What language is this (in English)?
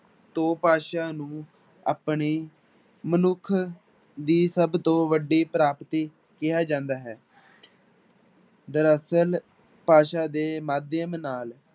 Punjabi